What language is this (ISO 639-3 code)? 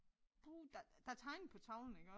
dan